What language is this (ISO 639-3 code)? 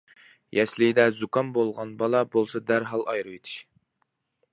uig